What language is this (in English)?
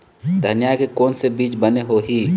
Chhattisgarhi